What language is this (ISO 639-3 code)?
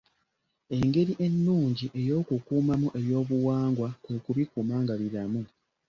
lug